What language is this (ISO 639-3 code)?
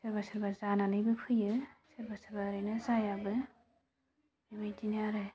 brx